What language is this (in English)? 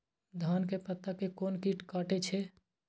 Maithili